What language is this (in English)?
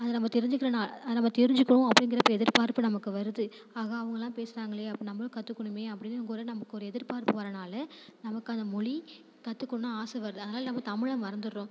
Tamil